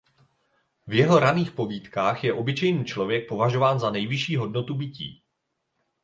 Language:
Czech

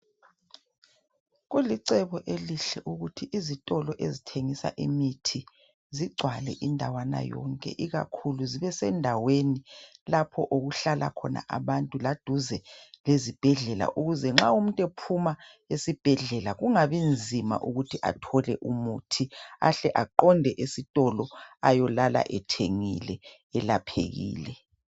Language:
North Ndebele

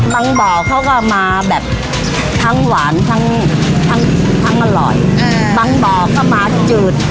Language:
Thai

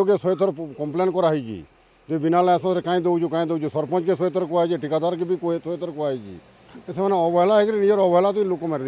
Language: Hindi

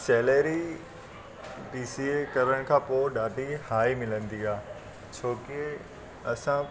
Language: Sindhi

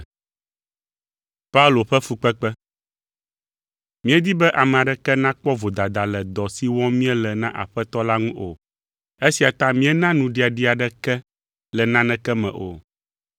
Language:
Ewe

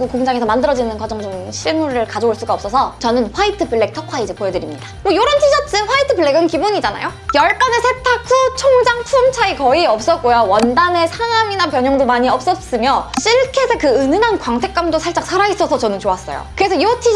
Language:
Korean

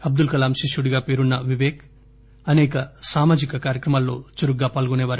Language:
Telugu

